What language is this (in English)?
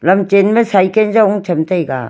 Wancho Naga